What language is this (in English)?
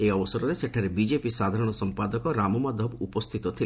Odia